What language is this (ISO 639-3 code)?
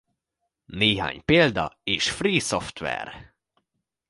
hun